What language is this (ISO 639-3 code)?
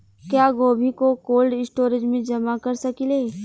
bho